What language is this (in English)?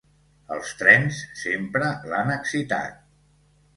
Catalan